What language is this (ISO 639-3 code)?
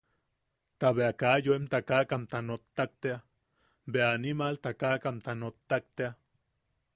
yaq